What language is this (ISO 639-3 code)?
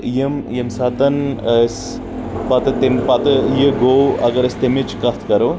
kas